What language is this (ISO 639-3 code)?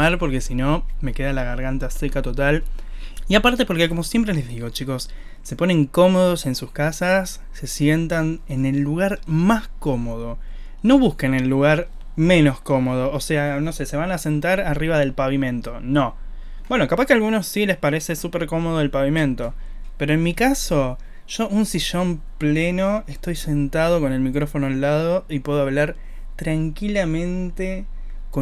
spa